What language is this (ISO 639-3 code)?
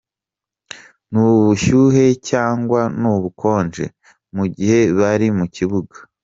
kin